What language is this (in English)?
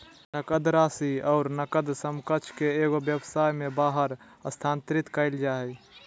Magahi